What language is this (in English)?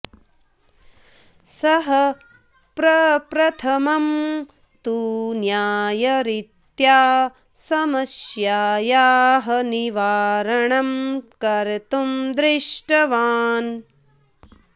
Sanskrit